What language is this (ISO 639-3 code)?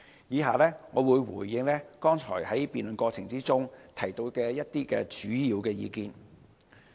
yue